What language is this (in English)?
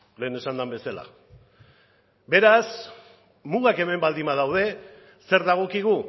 Basque